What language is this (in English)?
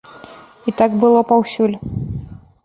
Belarusian